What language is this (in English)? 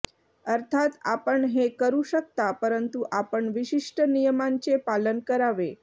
Marathi